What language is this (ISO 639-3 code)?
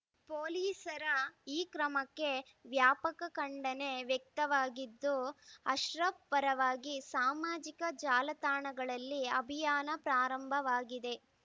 kan